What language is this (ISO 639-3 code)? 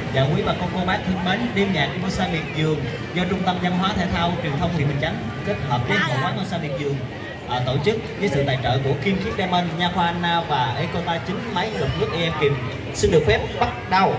vie